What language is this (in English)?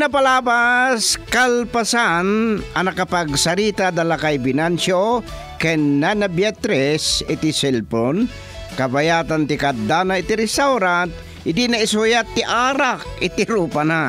Filipino